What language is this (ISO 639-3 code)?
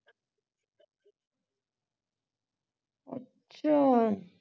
pan